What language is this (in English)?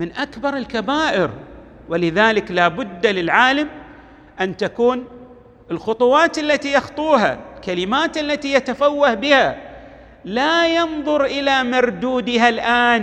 Arabic